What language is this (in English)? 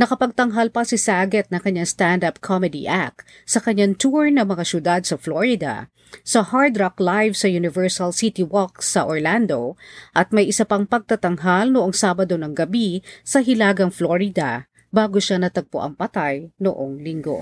Filipino